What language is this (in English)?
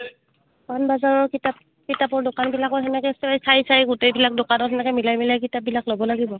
Assamese